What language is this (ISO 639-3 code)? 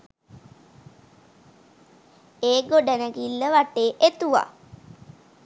sin